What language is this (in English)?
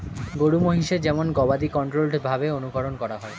Bangla